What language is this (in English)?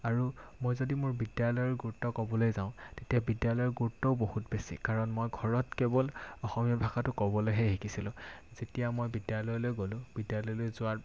Assamese